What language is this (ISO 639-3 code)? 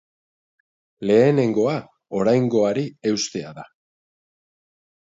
eus